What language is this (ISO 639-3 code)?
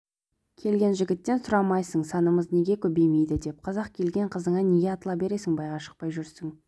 kaz